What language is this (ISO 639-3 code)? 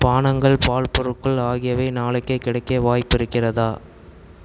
tam